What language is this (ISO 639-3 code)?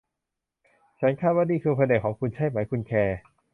tha